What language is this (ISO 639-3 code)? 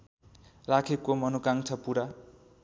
nep